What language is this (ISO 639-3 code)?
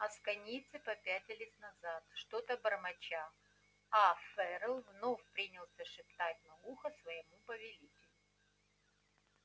rus